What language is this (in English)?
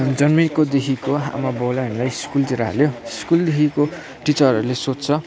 Nepali